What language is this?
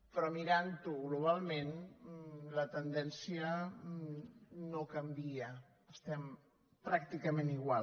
Catalan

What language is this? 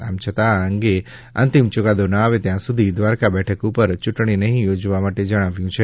Gujarati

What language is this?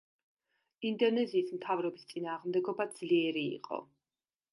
Georgian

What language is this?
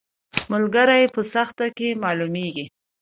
Pashto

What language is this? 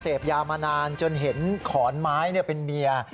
Thai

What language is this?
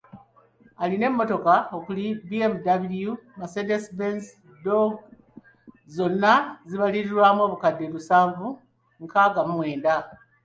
Ganda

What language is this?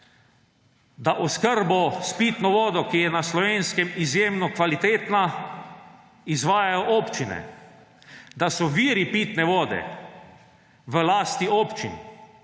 Slovenian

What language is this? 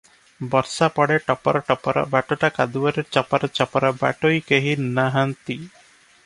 Odia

